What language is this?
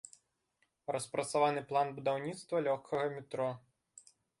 Belarusian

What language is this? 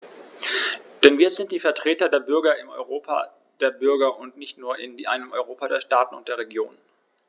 German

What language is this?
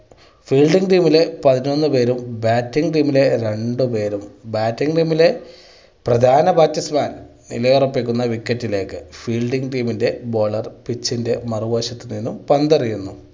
Malayalam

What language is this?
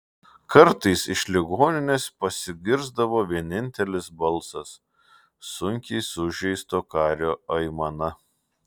Lithuanian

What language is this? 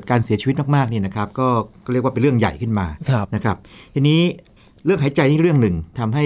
Thai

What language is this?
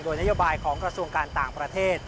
Thai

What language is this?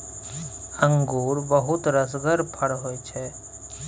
Maithili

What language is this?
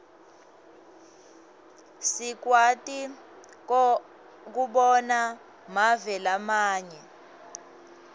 Swati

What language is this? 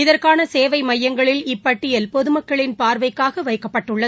Tamil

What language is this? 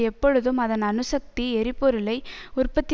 Tamil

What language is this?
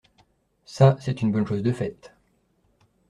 French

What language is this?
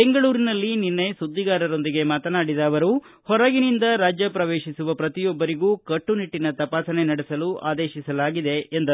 Kannada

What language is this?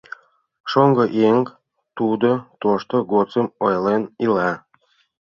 Mari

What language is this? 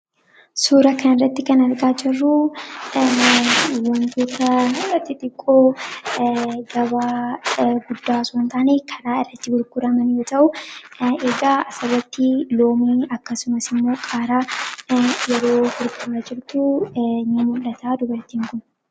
Oromo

